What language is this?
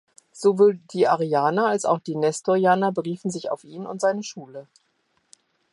German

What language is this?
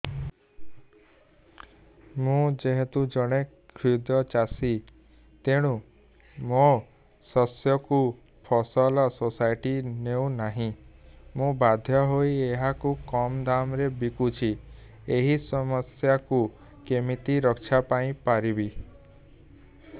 Odia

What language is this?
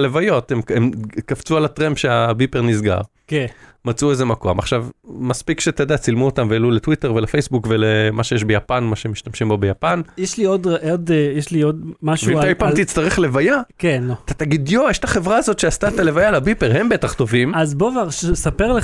Hebrew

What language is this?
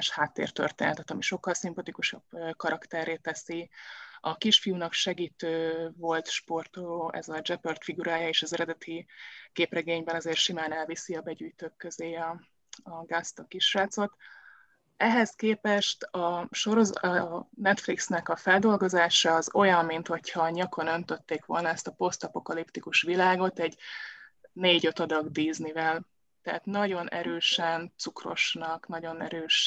Hungarian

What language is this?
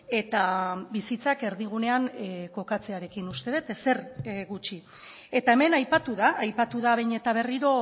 Basque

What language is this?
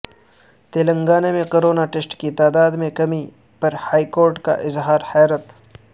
Urdu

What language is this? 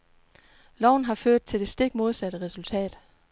Danish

